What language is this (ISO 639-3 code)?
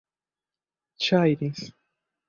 epo